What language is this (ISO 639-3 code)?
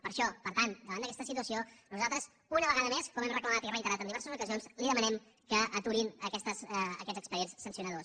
cat